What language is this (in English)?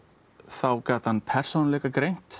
Icelandic